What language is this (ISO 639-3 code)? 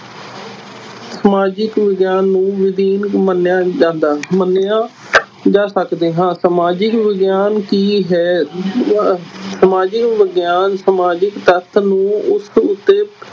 pan